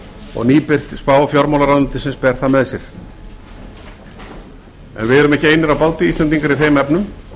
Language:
Icelandic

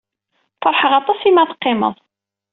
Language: Kabyle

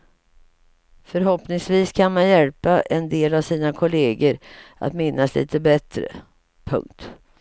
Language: Swedish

